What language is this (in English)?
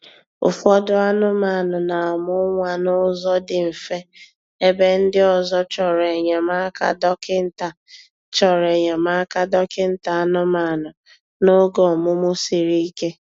Igbo